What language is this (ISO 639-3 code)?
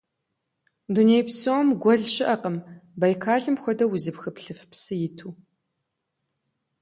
kbd